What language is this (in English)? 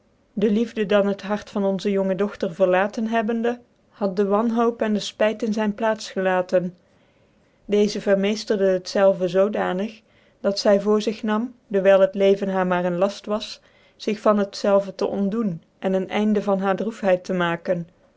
Dutch